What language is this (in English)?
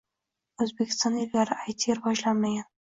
Uzbek